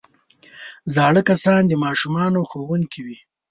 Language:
Pashto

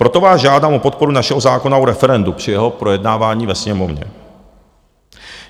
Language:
Czech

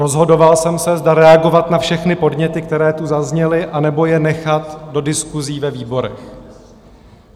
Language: Czech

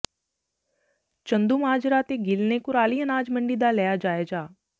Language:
Punjabi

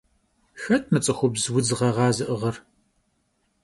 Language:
Kabardian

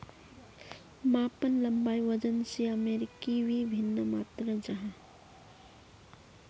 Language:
Magahi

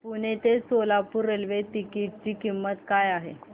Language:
Marathi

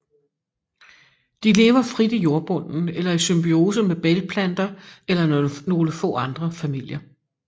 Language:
Danish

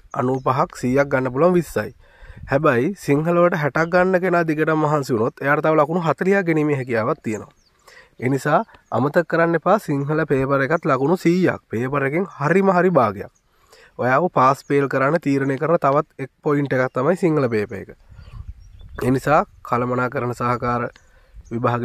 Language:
Romanian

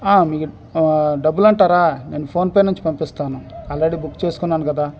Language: Telugu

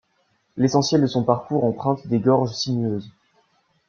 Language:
French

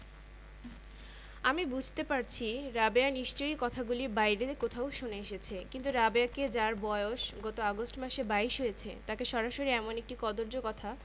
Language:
Bangla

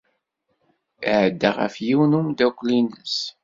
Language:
Kabyle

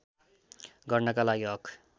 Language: Nepali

